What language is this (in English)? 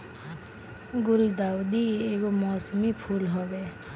Bhojpuri